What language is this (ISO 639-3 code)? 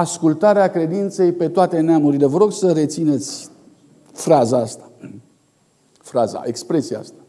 ron